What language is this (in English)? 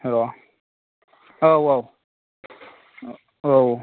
Bodo